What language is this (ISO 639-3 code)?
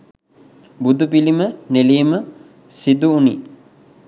sin